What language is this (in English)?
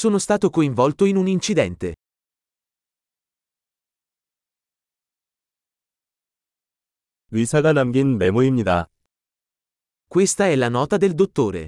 Korean